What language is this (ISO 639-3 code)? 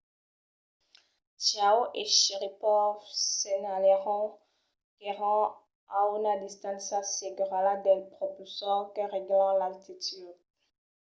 oci